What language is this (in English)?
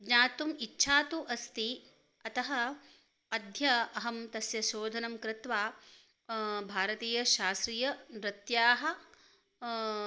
Sanskrit